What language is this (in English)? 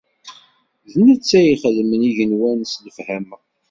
Kabyle